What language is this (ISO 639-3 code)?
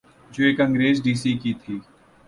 urd